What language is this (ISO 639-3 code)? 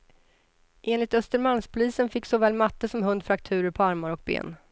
swe